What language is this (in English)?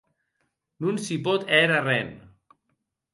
Occitan